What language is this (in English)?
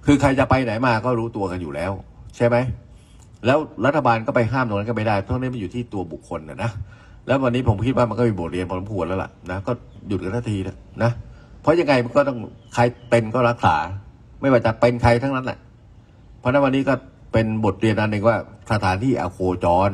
Thai